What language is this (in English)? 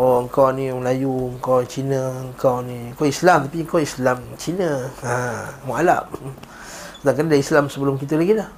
Malay